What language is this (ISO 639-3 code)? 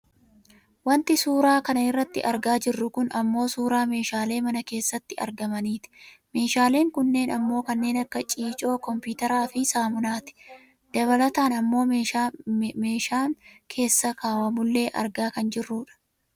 orm